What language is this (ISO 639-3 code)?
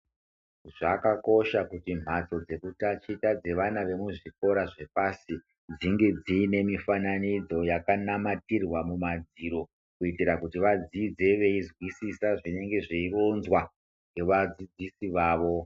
ndc